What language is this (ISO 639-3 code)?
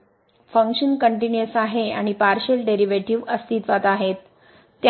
mar